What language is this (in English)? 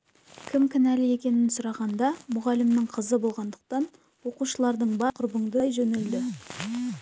Kazakh